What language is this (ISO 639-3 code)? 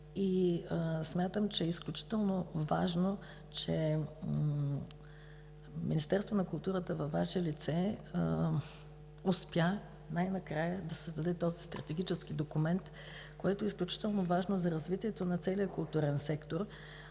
bul